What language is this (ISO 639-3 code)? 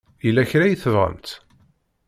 kab